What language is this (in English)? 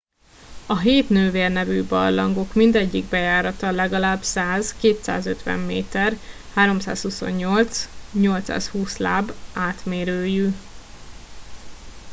Hungarian